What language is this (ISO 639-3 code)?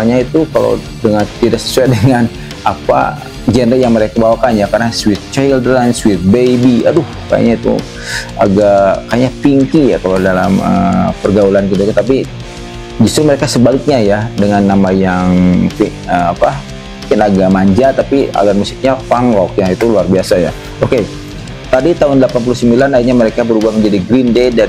ind